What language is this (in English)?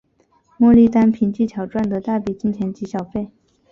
Chinese